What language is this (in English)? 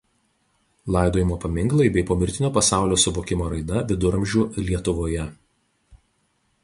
Lithuanian